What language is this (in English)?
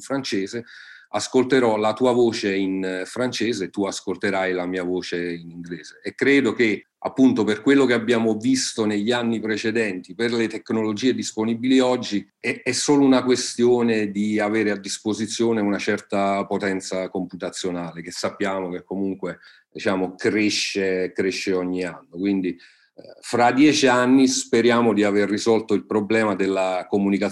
Italian